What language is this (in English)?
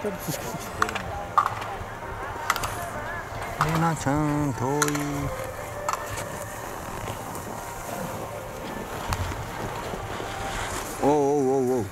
Japanese